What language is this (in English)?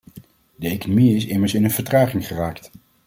Dutch